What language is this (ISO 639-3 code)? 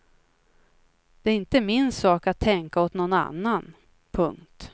swe